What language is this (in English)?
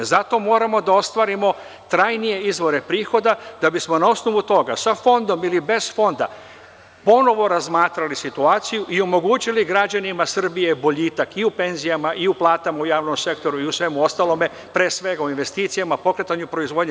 Serbian